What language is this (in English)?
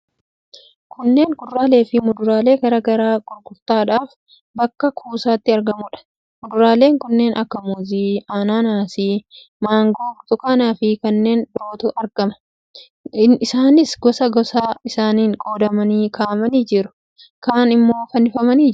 Oromo